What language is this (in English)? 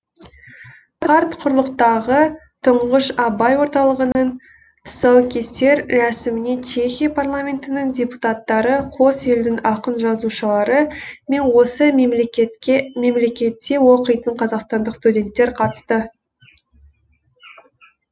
Kazakh